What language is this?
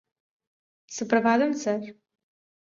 Malayalam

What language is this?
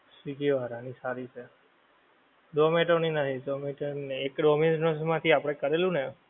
Gujarati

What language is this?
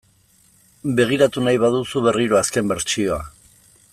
Basque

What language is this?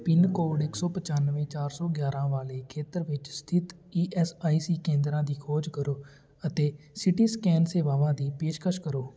Punjabi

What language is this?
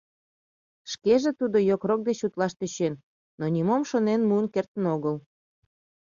Mari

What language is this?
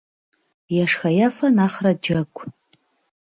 Kabardian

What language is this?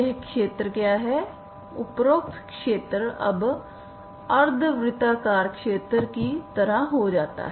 Hindi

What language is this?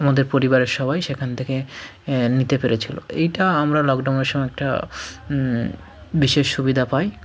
Bangla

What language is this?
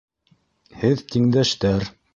Bashkir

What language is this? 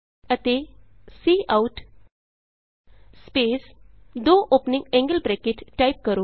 Punjabi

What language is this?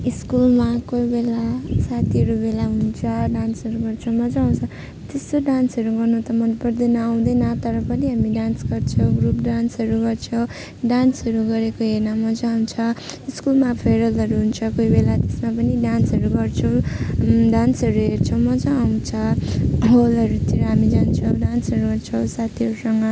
Nepali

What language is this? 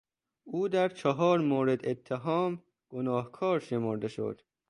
Persian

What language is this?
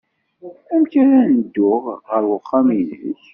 Kabyle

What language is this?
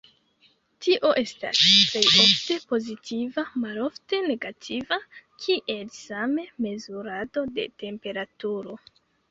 Esperanto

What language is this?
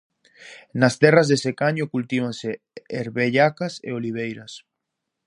Galician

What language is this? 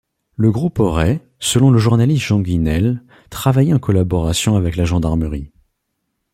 French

